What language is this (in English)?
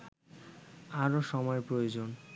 Bangla